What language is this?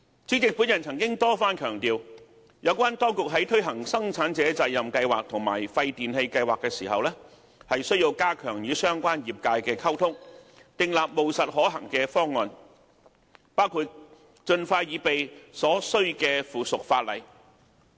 Cantonese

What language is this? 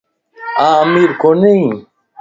Lasi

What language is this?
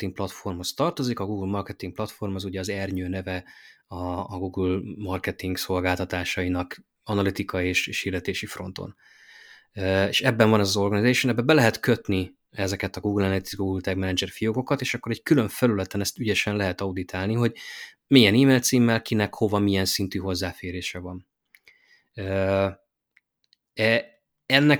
Hungarian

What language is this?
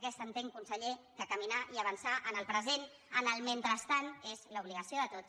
Catalan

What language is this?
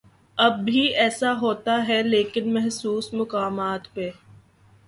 Urdu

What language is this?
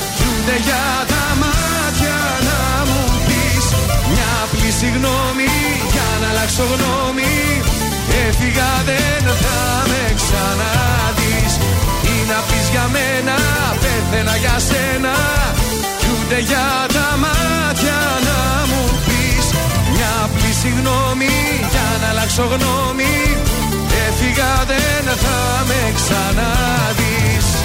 Greek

